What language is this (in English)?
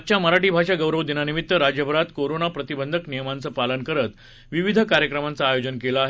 Marathi